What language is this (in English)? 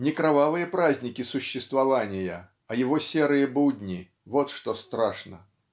Russian